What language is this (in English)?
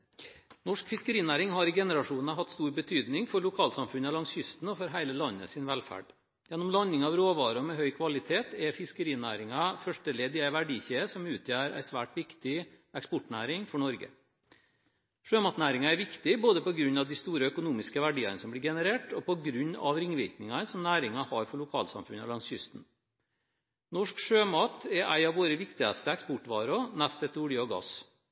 Norwegian